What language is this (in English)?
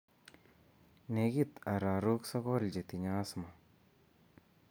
Kalenjin